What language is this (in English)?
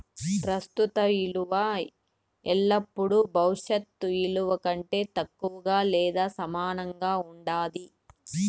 Telugu